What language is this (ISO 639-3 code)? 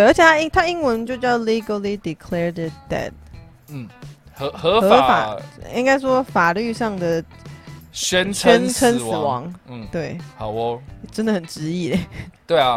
zho